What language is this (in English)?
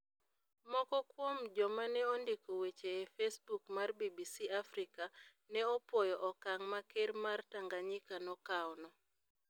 Luo (Kenya and Tanzania)